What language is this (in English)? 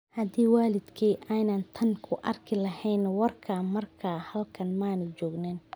Somali